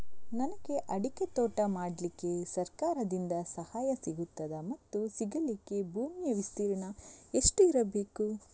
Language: Kannada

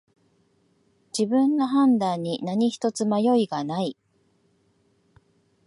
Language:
Japanese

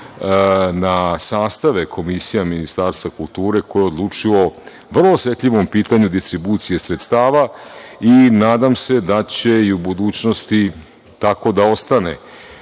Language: Serbian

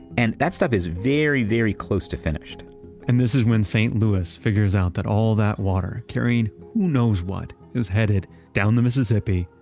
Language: English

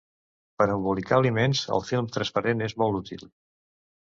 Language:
Catalan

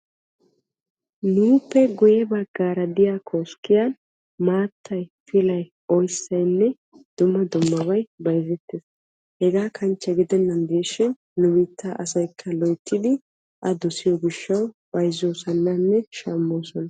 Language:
Wolaytta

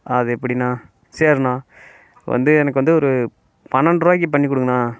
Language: Tamil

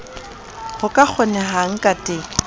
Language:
Southern Sotho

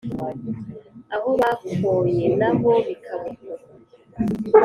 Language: Kinyarwanda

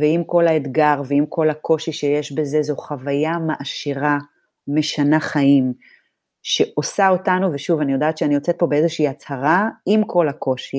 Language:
Hebrew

